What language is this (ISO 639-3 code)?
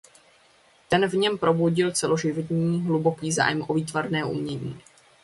ces